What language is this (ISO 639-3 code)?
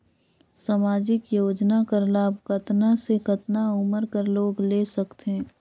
hne